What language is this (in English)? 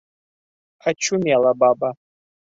Bashkir